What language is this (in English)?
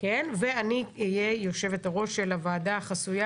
Hebrew